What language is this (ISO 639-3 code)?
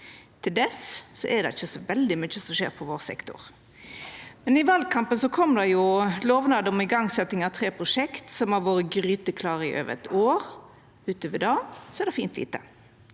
nor